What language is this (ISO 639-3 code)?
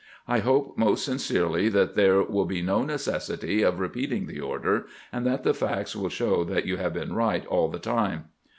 eng